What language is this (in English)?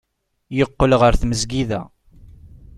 Kabyle